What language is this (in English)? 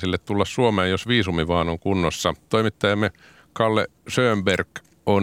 Finnish